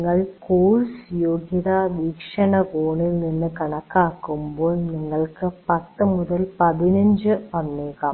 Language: Malayalam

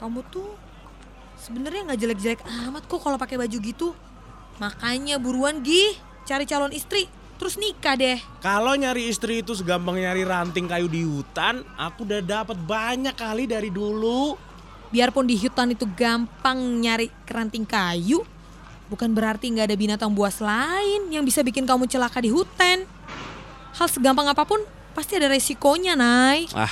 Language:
Indonesian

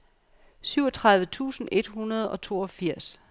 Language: Danish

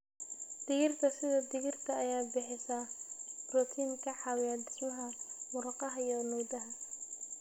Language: Somali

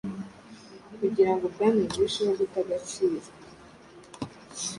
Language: Kinyarwanda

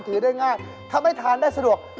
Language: Thai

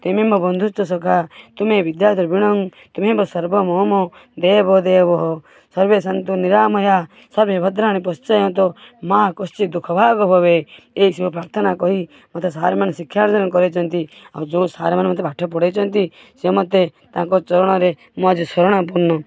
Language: Odia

